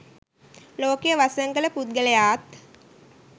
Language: Sinhala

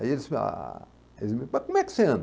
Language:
Portuguese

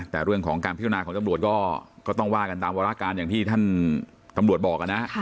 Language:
Thai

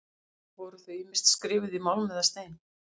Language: Icelandic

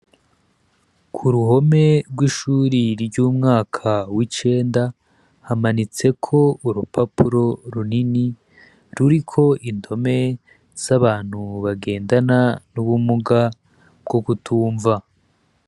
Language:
Rundi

